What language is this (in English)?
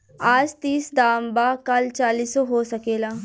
Bhojpuri